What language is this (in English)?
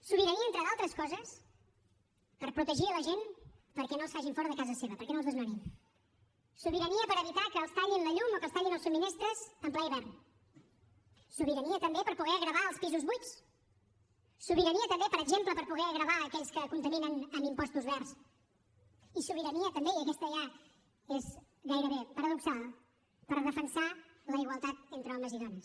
Catalan